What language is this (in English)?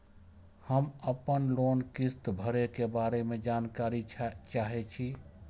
Maithili